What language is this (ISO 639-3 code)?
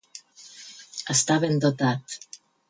cat